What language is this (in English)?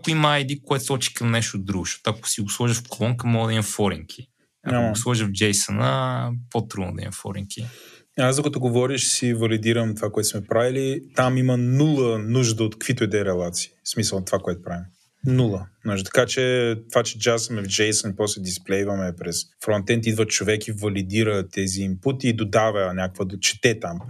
Bulgarian